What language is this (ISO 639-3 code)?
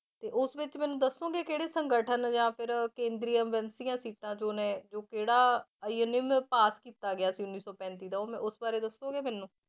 pan